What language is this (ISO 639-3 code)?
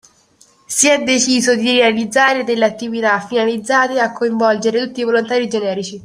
ita